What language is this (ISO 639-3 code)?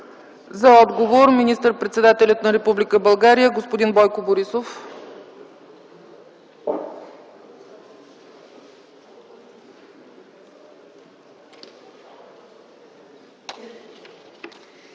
bul